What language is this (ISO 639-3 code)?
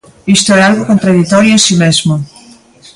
glg